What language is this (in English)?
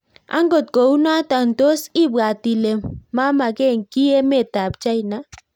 Kalenjin